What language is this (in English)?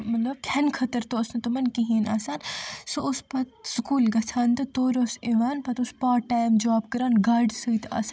Kashmiri